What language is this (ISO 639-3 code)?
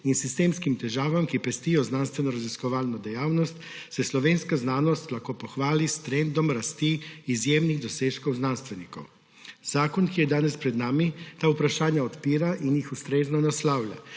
slv